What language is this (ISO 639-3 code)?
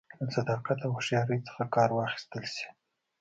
pus